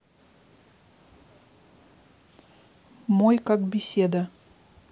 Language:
Russian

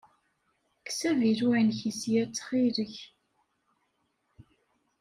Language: Kabyle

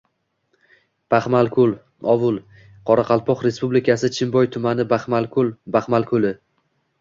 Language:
Uzbek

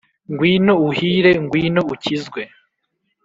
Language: Kinyarwanda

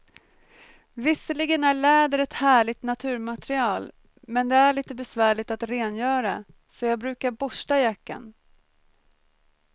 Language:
Swedish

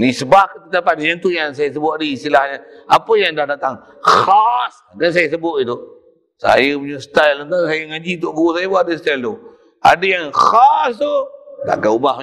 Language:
Malay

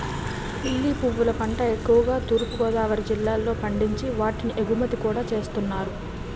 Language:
Telugu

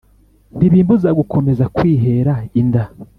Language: Kinyarwanda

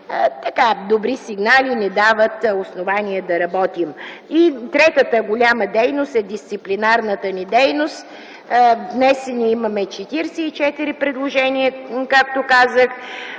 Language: Bulgarian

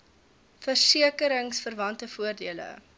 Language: Afrikaans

